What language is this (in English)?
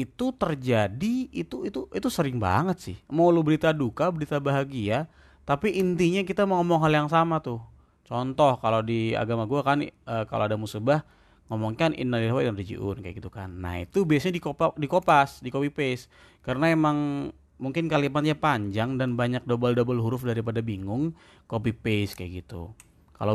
Indonesian